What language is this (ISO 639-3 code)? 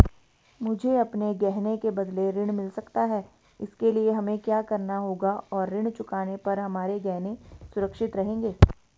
hin